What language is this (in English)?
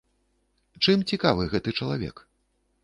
Belarusian